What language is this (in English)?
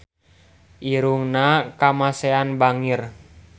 Sundanese